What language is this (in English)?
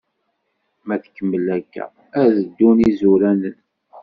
Kabyle